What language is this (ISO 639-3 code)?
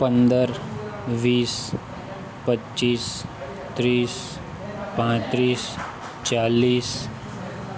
guj